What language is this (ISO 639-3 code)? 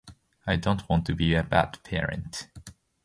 jpn